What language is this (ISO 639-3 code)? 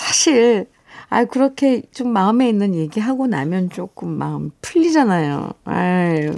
kor